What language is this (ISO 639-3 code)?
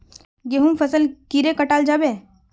mag